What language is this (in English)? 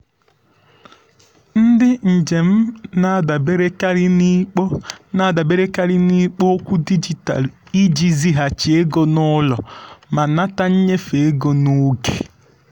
Igbo